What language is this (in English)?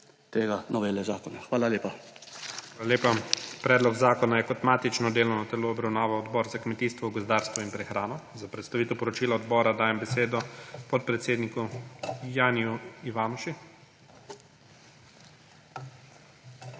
Slovenian